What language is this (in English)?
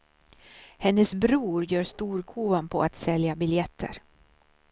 Swedish